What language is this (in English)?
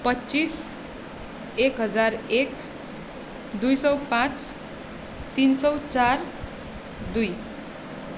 Nepali